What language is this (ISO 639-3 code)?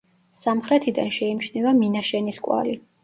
kat